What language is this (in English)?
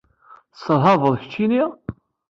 Kabyle